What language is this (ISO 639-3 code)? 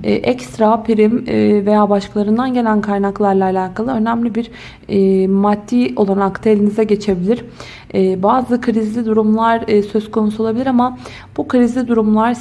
tur